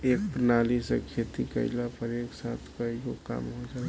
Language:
Bhojpuri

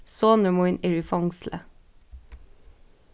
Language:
Faroese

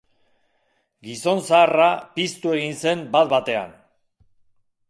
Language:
Basque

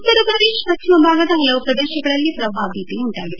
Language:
Kannada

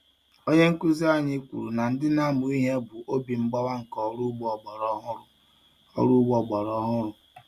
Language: Igbo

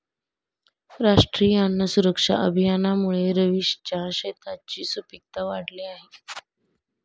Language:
Marathi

